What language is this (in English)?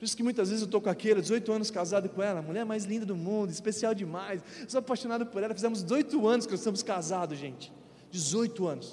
Portuguese